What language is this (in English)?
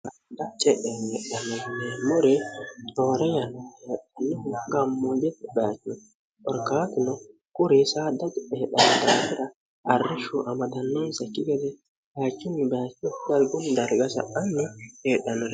Sidamo